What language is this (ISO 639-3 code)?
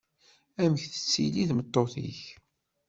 kab